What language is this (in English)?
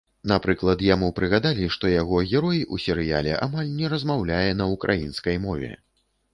Belarusian